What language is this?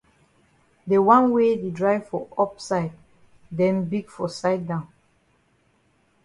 Cameroon Pidgin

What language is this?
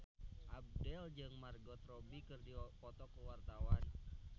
Sundanese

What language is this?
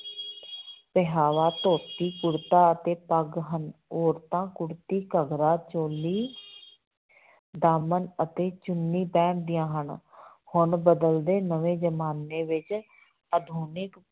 Punjabi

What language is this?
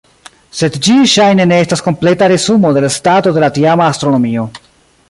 Esperanto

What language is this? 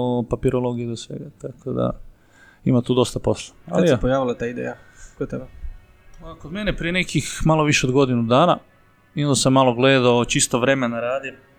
Croatian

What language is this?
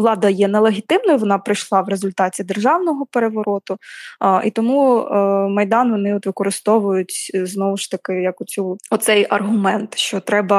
Ukrainian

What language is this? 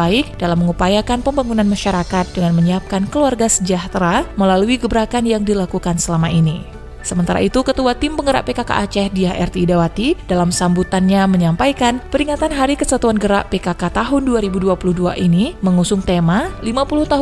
Indonesian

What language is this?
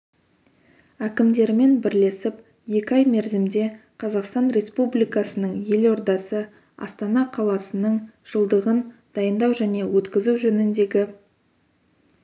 Kazakh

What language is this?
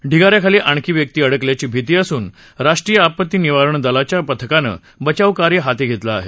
Marathi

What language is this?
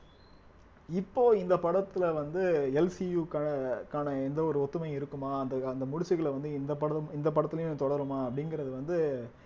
Tamil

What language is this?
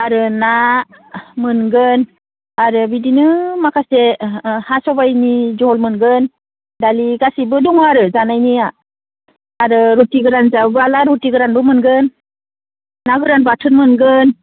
Bodo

